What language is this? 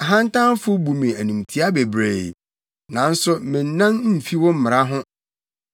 Akan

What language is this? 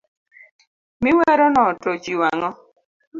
Luo (Kenya and Tanzania)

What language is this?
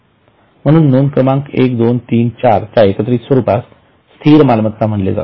Marathi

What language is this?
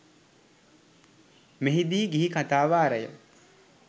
Sinhala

